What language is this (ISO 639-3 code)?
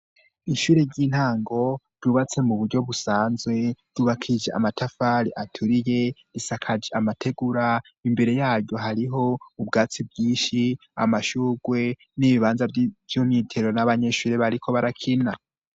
run